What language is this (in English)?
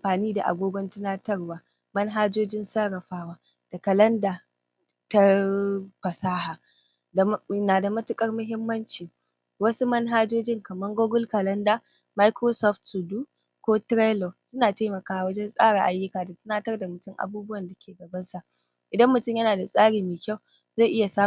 Hausa